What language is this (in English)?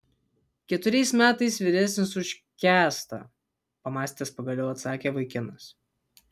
Lithuanian